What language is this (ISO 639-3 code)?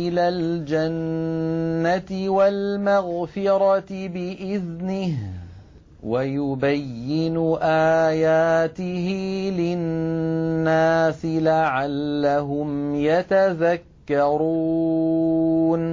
ara